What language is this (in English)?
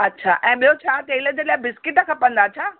Sindhi